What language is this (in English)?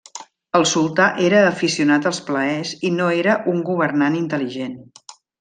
Catalan